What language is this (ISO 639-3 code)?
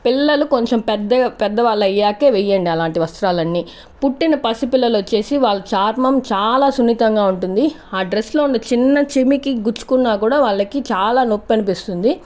tel